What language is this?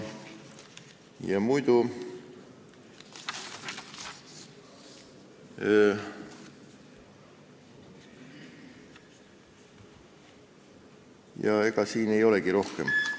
Estonian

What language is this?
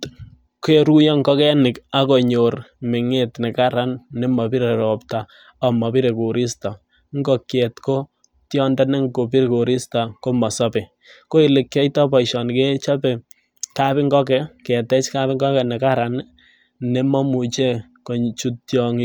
Kalenjin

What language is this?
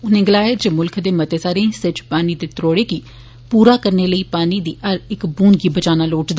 Dogri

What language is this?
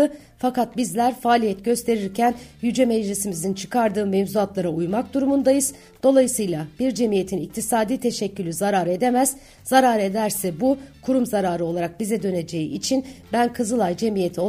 Turkish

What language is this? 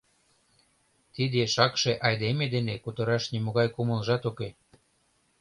Mari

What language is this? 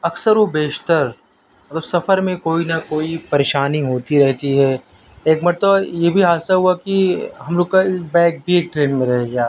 Urdu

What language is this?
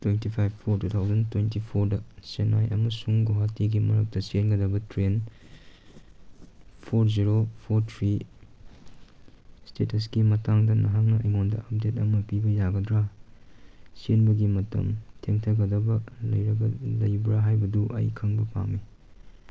Manipuri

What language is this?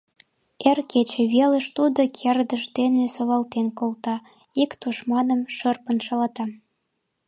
Mari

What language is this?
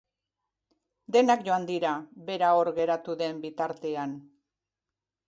Basque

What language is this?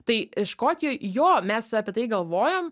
Lithuanian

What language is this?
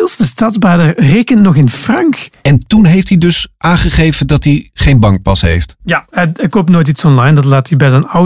Dutch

